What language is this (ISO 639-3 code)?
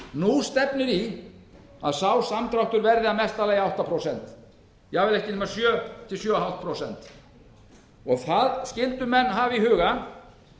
isl